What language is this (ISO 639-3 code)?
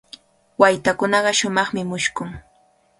qvl